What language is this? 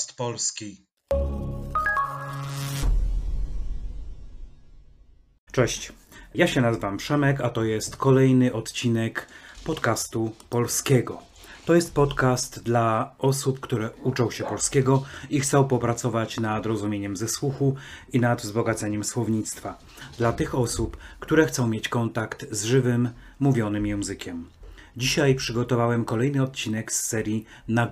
Polish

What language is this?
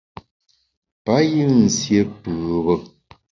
Bamun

